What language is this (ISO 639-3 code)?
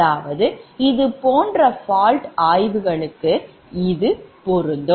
tam